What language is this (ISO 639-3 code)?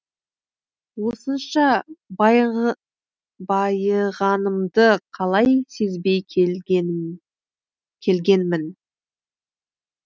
kaz